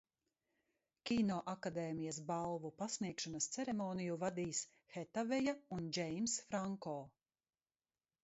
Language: Latvian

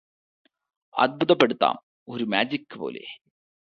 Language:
Malayalam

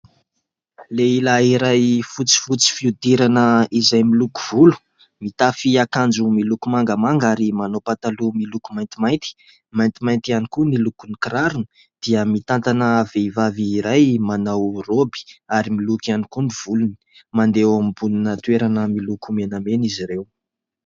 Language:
Malagasy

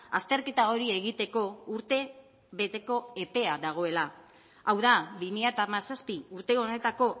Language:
Basque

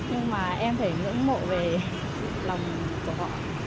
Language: Vietnamese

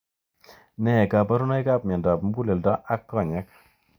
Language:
Kalenjin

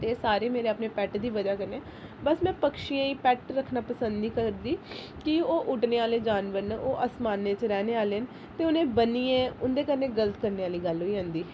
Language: Dogri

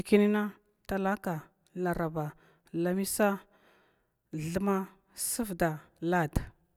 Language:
Glavda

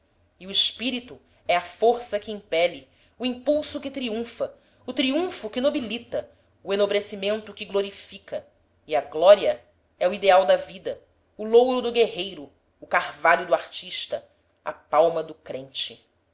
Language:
Portuguese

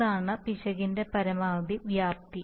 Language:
Malayalam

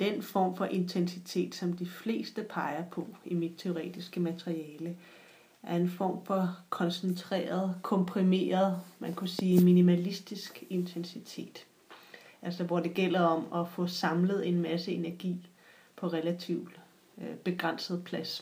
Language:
Danish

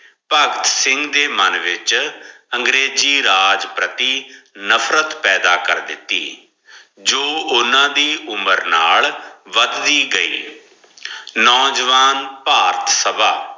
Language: Punjabi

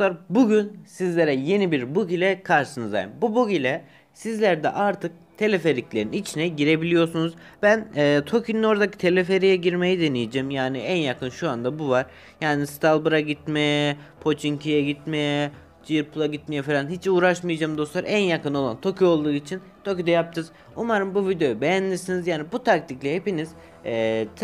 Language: Turkish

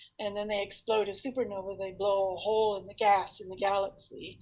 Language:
English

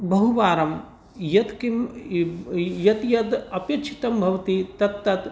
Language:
Sanskrit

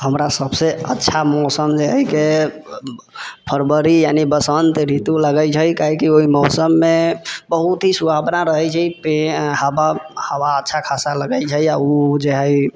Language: Maithili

